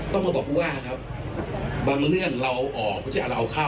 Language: Thai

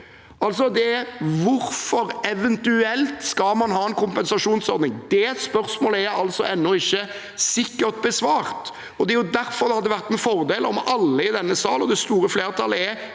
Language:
Norwegian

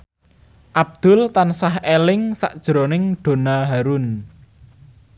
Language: Javanese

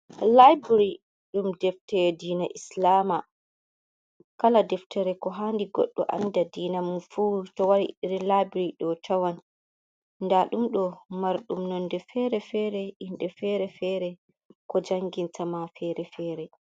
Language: Fula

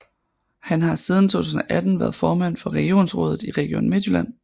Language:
Danish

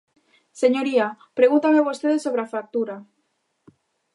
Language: Galician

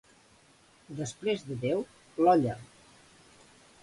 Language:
Catalan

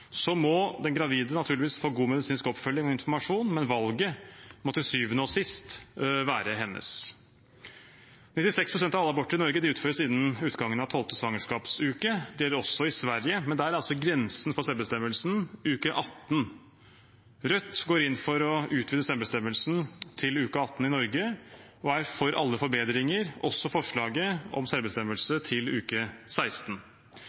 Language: Norwegian Bokmål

